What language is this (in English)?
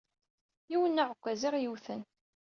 Kabyle